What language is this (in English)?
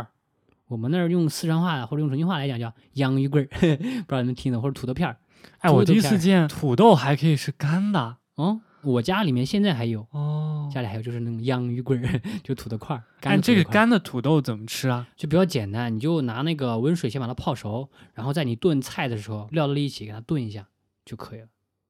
Chinese